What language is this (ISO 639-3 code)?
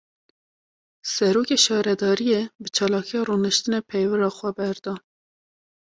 kur